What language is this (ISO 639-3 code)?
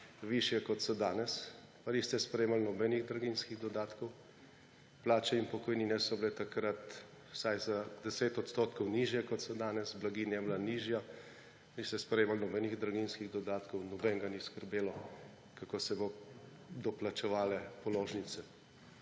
slv